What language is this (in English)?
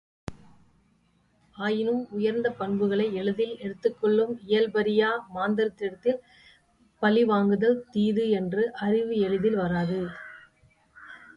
Tamil